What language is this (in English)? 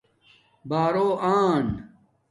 Domaaki